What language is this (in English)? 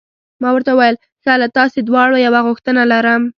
Pashto